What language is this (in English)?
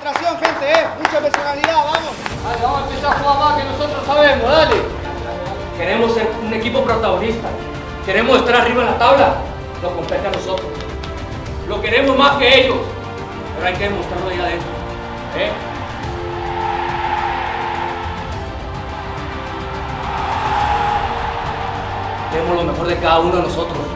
Spanish